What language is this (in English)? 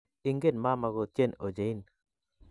Kalenjin